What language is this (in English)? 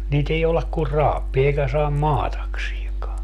Finnish